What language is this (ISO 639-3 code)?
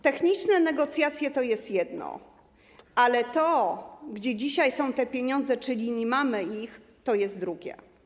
pol